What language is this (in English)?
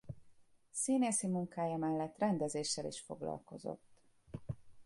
Hungarian